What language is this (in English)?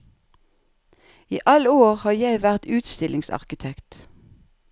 Norwegian